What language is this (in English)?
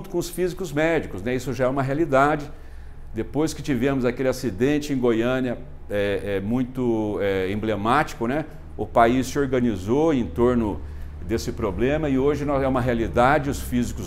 Portuguese